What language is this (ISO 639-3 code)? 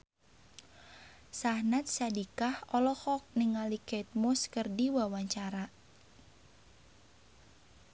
sun